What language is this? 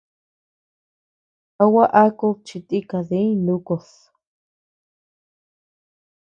Tepeuxila Cuicatec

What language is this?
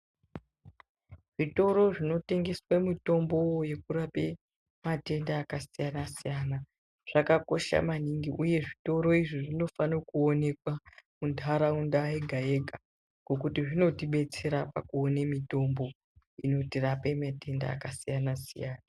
Ndau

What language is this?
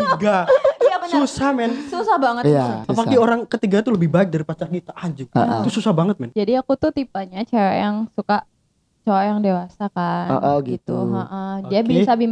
Indonesian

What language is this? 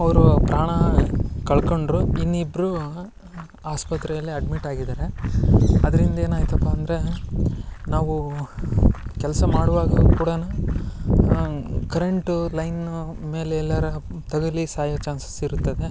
Kannada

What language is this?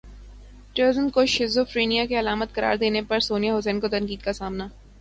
Urdu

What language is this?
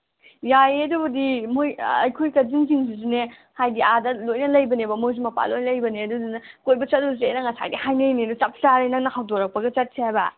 Manipuri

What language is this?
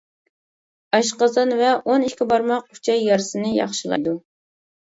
Uyghur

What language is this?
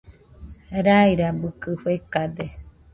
Nüpode Huitoto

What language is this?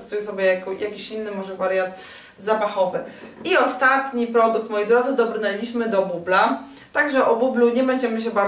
Polish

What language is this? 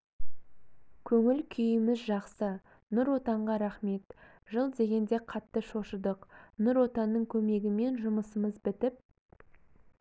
Kazakh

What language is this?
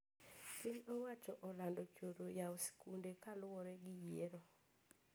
Luo (Kenya and Tanzania)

